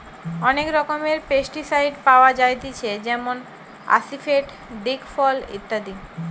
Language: Bangla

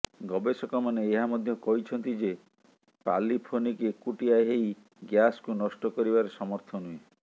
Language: Odia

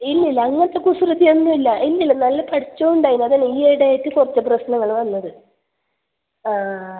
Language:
Malayalam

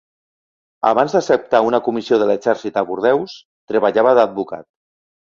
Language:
Catalan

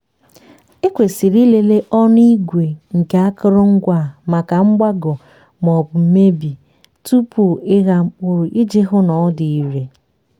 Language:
Igbo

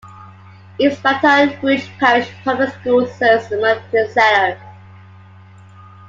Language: English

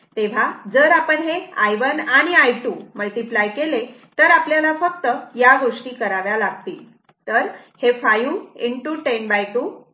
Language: Marathi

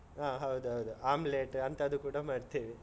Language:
Kannada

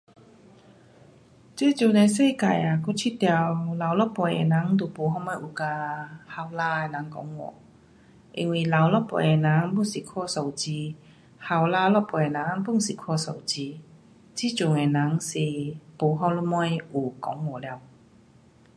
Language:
Pu-Xian Chinese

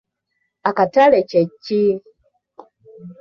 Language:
Ganda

